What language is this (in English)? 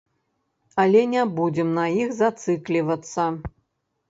Belarusian